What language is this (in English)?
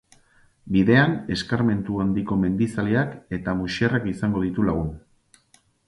Basque